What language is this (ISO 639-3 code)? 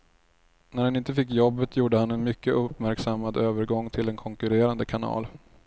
swe